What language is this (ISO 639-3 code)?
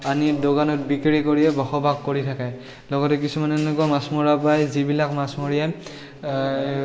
asm